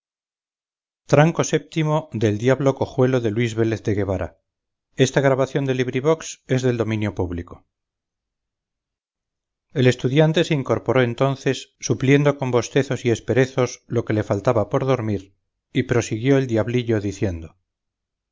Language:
Spanish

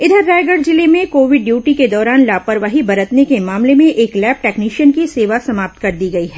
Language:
Hindi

